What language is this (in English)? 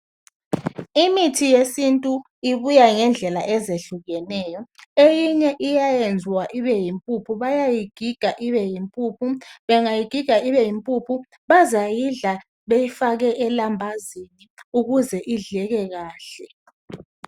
North Ndebele